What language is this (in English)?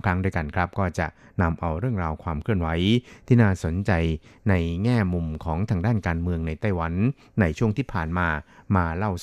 Thai